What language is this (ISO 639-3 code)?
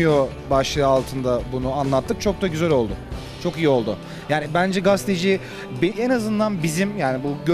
tur